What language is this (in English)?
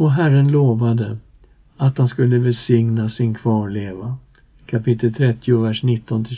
Swedish